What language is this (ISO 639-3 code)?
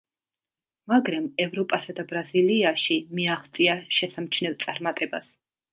kat